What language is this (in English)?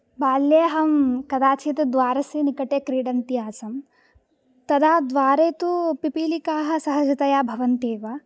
Sanskrit